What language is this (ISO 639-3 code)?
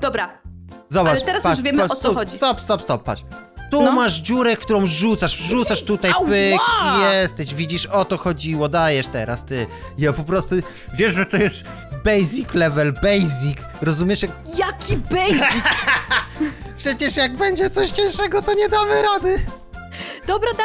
pol